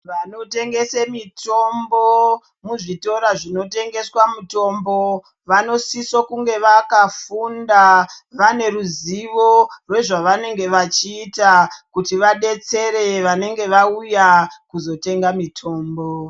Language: Ndau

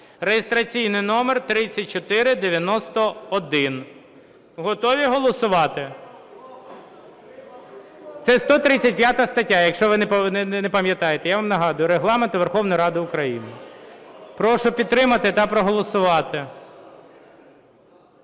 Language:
Ukrainian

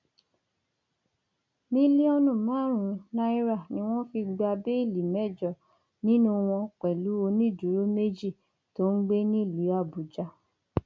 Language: Yoruba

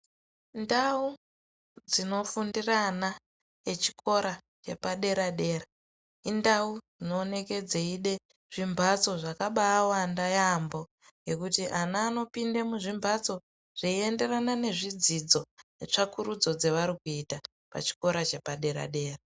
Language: Ndau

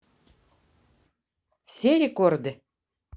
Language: Russian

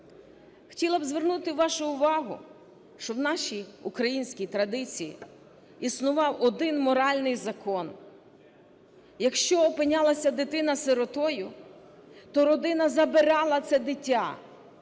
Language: Ukrainian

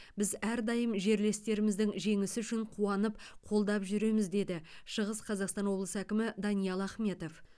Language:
Kazakh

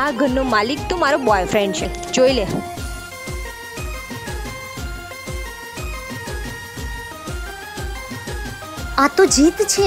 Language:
Hindi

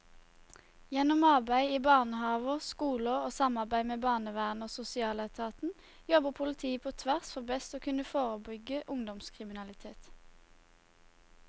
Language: Norwegian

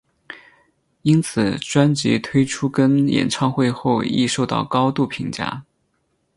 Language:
Chinese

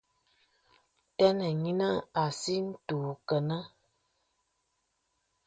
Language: Bebele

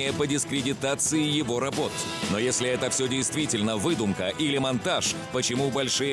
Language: Russian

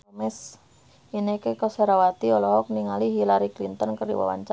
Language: Sundanese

